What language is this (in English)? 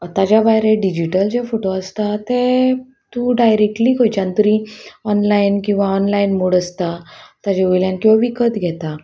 Konkani